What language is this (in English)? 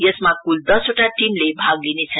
Nepali